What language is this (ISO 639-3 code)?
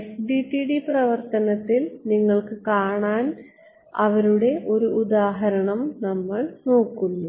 mal